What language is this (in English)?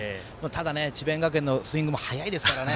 Japanese